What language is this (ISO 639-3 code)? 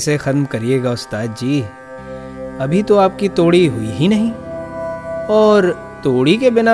hin